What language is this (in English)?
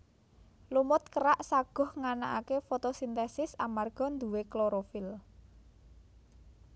Javanese